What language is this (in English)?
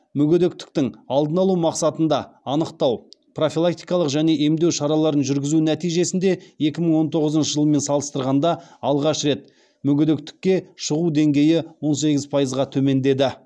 Kazakh